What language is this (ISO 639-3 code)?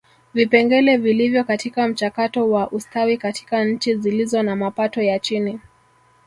swa